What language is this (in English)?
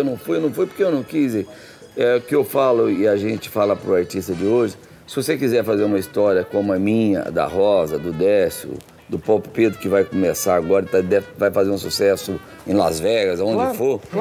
Portuguese